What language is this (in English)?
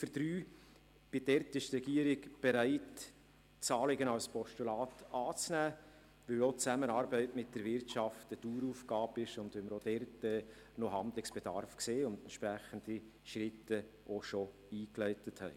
Swiss German